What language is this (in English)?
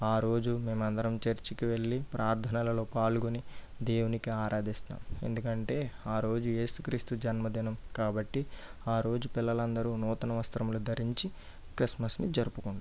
Telugu